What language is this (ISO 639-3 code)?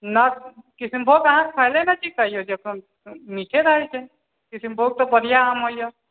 mai